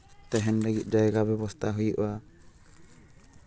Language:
Santali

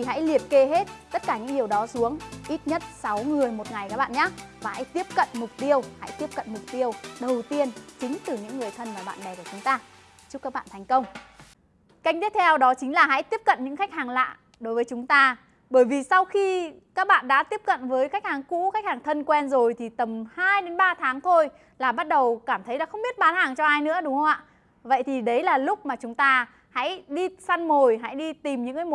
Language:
Vietnamese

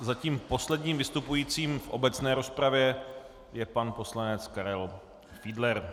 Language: Czech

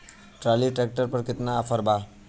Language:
Bhojpuri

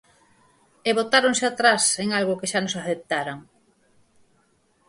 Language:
Galician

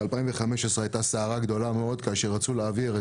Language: Hebrew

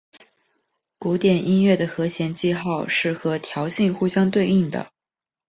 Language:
Chinese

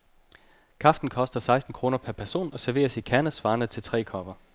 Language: Danish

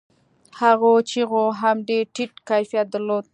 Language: Pashto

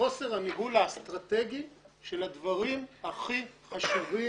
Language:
Hebrew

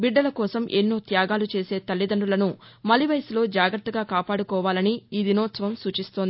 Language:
Telugu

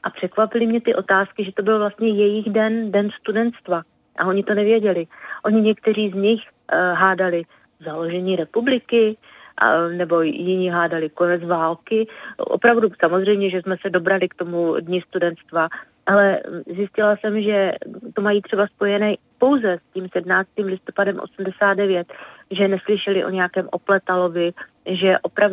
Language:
Czech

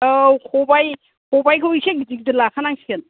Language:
Bodo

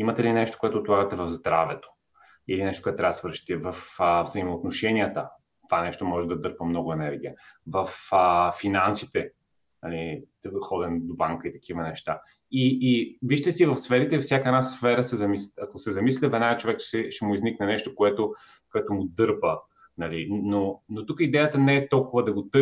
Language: Bulgarian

